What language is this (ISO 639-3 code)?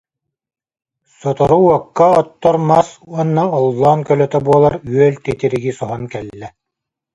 sah